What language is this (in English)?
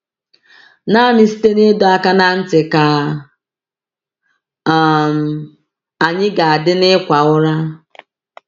Igbo